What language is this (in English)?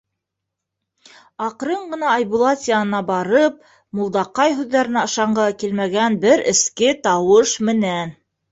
Bashkir